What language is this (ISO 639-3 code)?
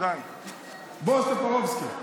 heb